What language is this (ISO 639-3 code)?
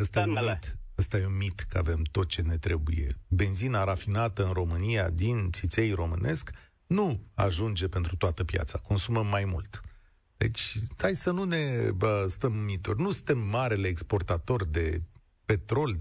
ron